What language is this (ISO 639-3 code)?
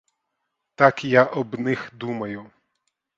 ukr